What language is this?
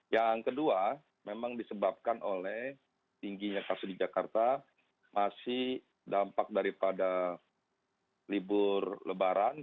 Indonesian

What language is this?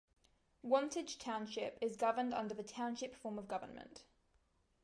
English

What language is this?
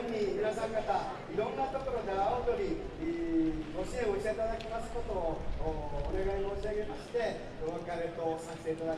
Japanese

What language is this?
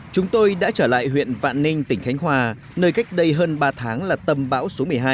Vietnamese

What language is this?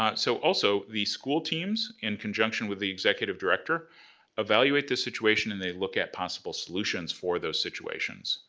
English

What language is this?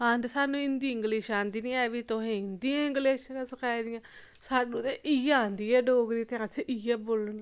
Dogri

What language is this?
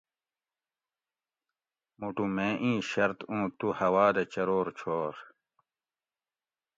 Gawri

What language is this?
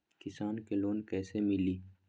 Magahi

